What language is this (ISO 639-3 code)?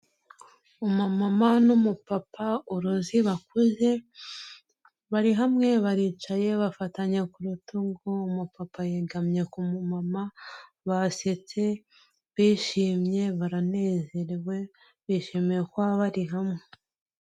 kin